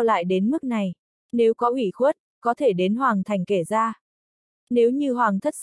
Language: Vietnamese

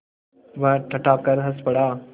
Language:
Hindi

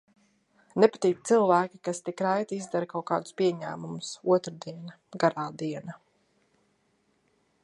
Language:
Latvian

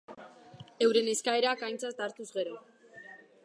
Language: Basque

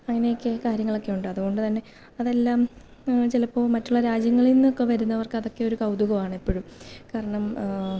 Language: Malayalam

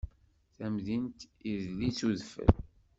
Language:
Kabyle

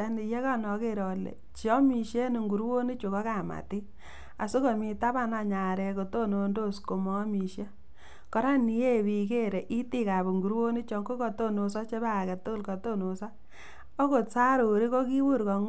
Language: Kalenjin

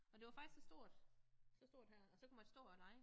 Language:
Danish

